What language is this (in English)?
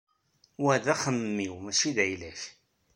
Kabyle